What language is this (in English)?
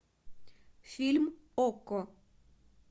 Russian